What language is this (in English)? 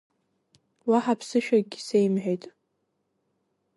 Abkhazian